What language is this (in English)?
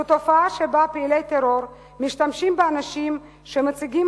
Hebrew